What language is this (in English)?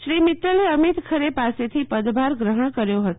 Gujarati